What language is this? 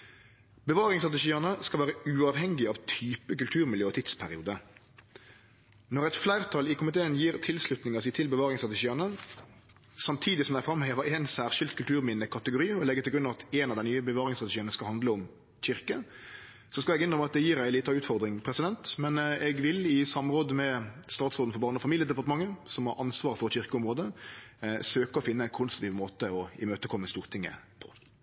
Norwegian Nynorsk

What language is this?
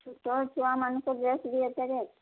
Odia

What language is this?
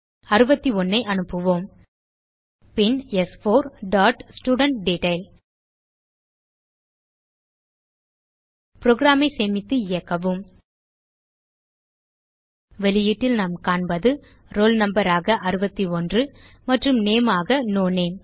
Tamil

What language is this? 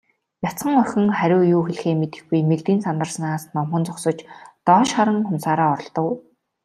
Mongolian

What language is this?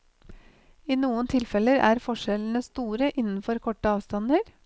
Norwegian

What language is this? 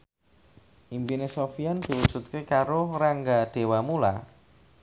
Javanese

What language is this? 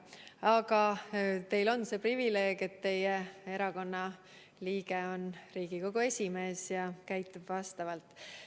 Estonian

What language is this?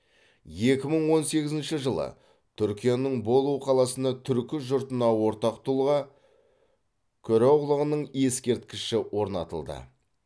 Kazakh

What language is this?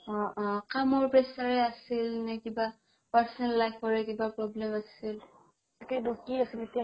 Assamese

